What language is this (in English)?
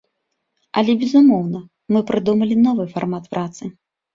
Belarusian